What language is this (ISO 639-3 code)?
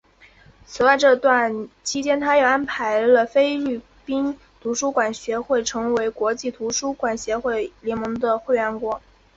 zho